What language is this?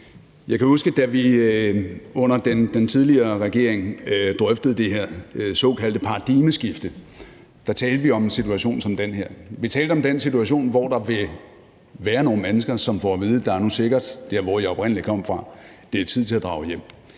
Danish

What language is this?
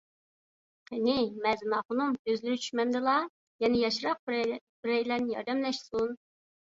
Uyghur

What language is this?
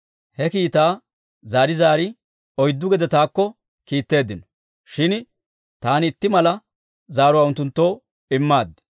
Dawro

